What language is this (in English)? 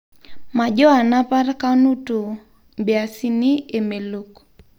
Masai